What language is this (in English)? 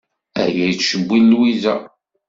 Kabyle